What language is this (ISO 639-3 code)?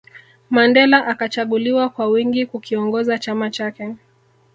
swa